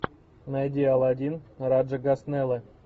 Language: Russian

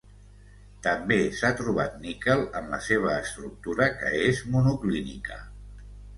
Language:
Catalan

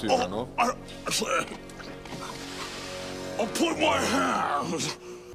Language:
Bulgarian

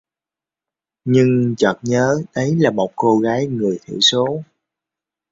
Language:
Vietnamese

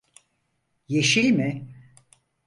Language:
Turkish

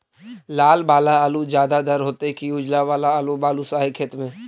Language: Magahi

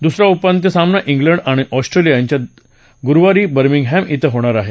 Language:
Marathi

